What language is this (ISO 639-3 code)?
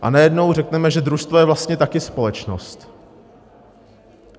ces